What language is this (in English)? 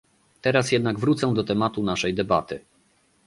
Polish